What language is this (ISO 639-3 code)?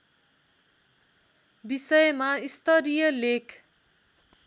nep